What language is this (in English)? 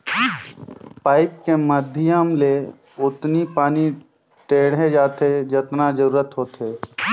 Chhattisgarhi